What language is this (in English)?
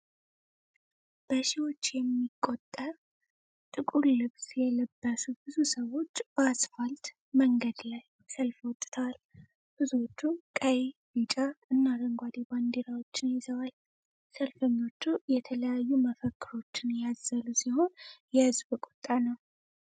Amharic